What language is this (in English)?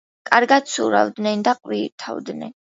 Georgian